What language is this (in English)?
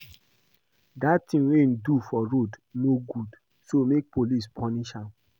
Nigerian Pidgin